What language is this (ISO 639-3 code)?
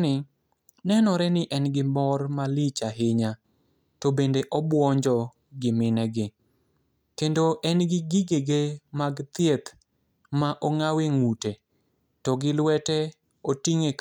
luo